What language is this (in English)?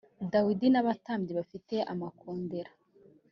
Kinyarwanda